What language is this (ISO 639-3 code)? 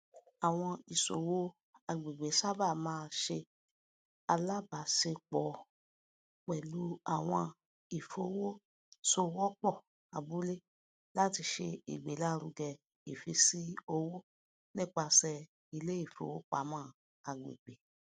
yor